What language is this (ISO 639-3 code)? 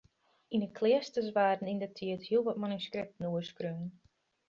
fry